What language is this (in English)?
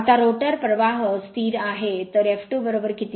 Marathi